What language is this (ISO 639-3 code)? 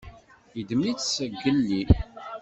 kab